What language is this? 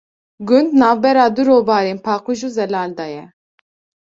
Kurdish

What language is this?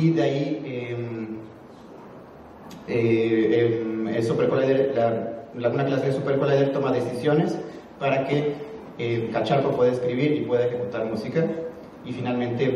Spanish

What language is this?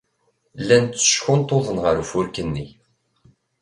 Kabyle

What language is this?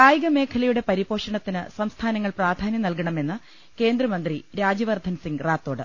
Malayalam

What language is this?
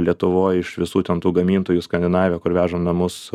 Lithuanian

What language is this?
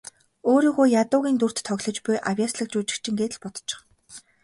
Mongolian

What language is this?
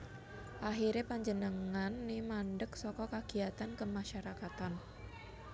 Javanese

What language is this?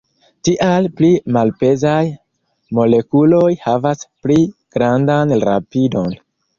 Esperanto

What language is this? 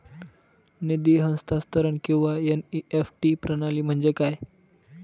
Marathi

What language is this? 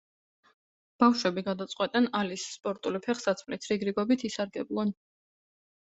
Georgian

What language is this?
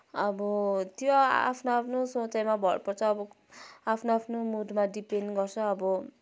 Nepali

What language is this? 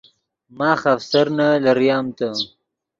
Yidgha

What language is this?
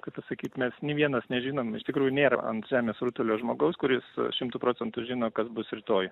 Lithuanian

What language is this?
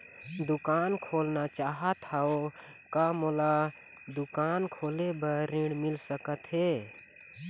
Chhattisgarhi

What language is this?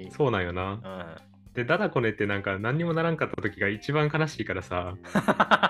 Japanese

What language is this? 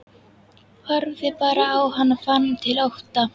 Icelandic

